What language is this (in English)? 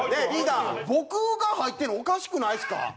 Japanese